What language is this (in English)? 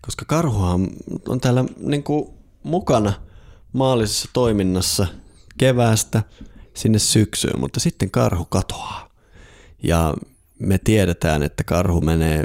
Finnish